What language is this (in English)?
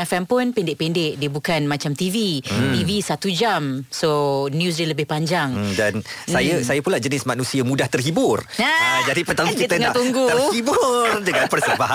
Malay